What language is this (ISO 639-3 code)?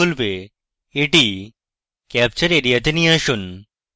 ben